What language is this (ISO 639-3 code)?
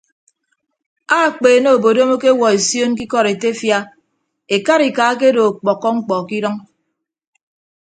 ibb